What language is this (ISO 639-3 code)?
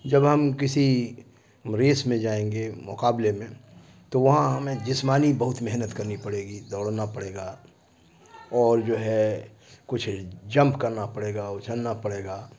urd